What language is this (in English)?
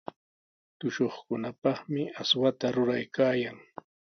Sihuas Ancash Quechua